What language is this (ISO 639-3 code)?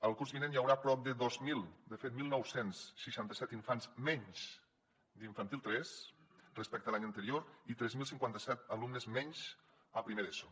cat